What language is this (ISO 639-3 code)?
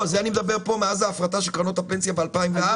heb